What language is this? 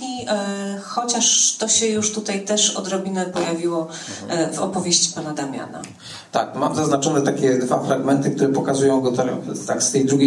Polish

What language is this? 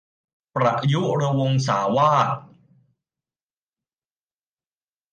Thai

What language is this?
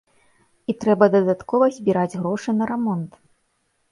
Belarusian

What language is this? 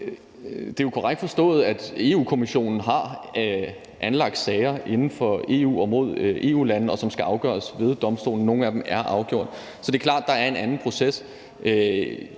Danish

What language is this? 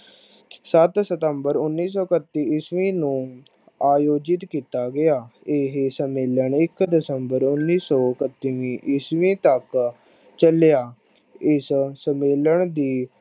Punjabi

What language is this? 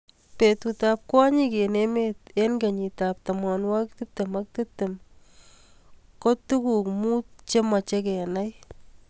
Kalenjin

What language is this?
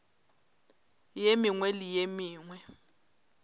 Northern Sotho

